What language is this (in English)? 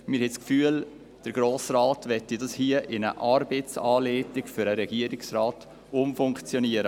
Swiss German